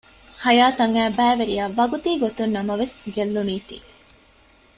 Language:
Divehi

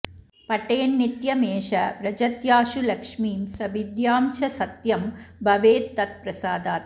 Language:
Sanskrit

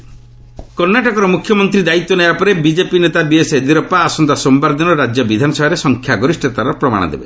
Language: Odia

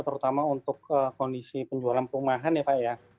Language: Indonesian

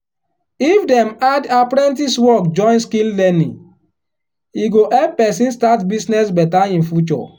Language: Nigerian Pidgin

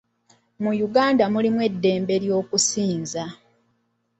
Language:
Ganda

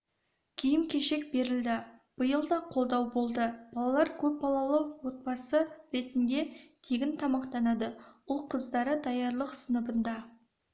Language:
Kazakh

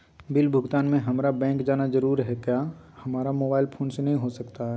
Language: Magahi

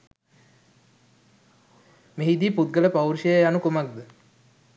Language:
Sinhala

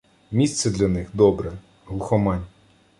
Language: Ukrainian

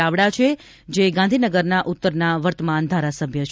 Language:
Gujarati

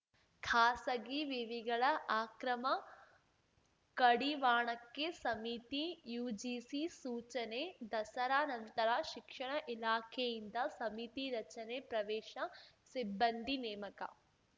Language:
Kannada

